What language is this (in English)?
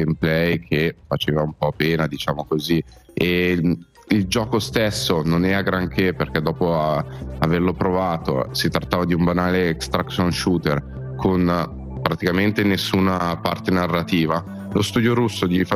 Italian